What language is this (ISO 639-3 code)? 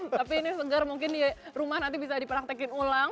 ind